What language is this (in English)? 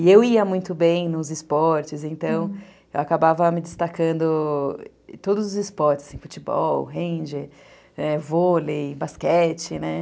Portuguese